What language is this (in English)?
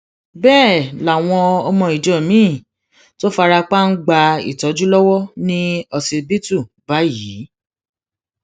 Yoruba